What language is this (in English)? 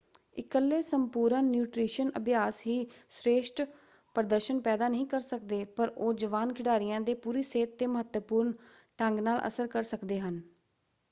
Punjabi